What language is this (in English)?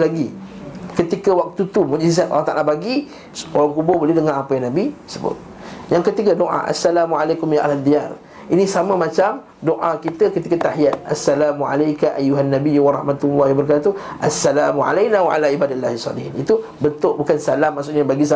Malay